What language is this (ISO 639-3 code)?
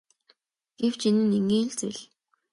mon